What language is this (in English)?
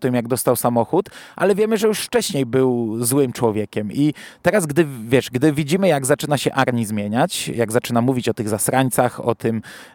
Polish